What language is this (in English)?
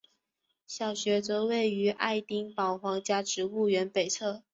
Chinese